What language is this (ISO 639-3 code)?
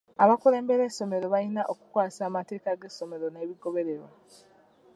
lug